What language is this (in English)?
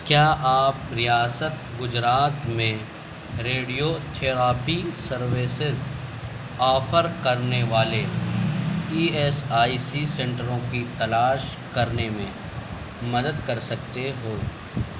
Urdu